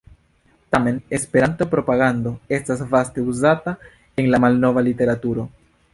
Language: Esperanto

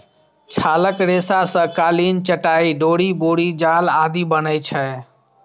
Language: Maithili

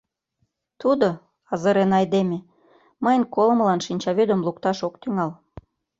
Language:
Mari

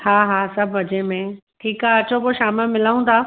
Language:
Sindhi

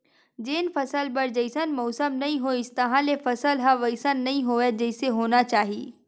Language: Chhattisgarhi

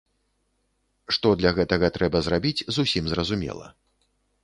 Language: Belarusian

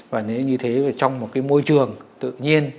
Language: Vietnamese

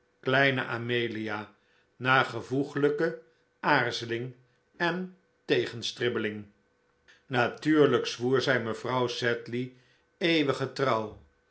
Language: Dutch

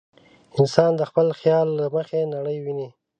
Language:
Pashto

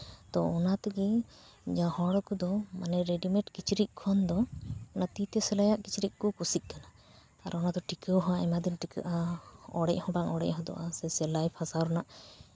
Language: Santali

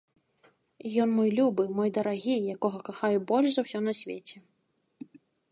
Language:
Belarusian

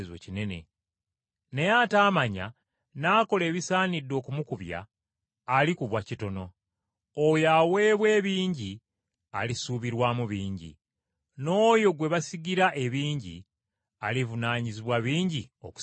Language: Ganda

